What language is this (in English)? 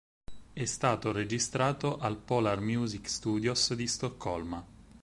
Italian